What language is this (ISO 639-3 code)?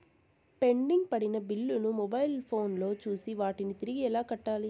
tel